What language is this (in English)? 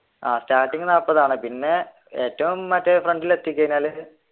Malayalam